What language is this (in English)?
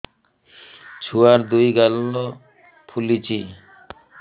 Odia